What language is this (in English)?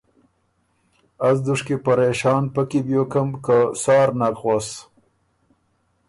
Ormuri